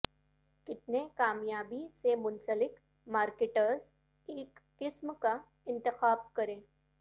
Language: Urdu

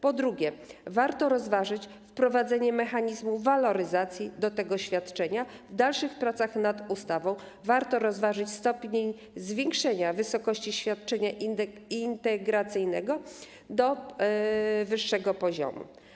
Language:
Polish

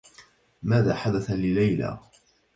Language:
Arabic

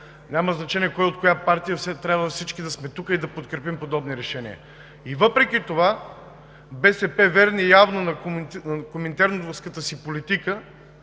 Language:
Bulgarian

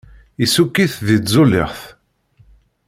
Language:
Kabyle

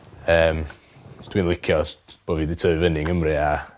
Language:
Welsh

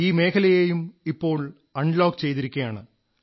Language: Malayalam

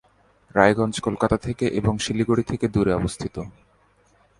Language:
Bangla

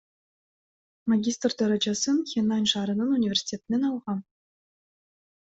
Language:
Kyrgyz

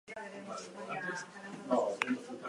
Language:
Basque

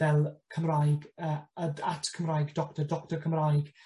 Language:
Welsh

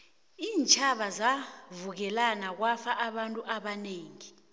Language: South Ndebele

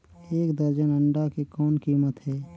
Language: Chhattisgarhi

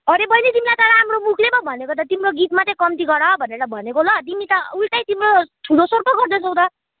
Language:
Nepali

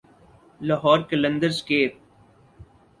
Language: Urdu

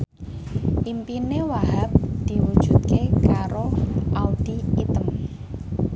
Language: Javanese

